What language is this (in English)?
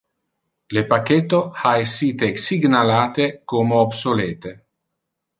Interlingua